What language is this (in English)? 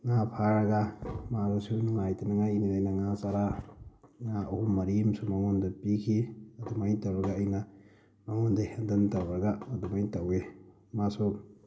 Manipuri